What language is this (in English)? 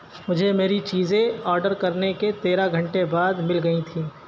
Urdu